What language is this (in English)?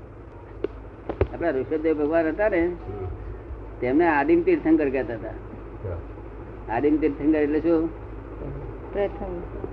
Gujarati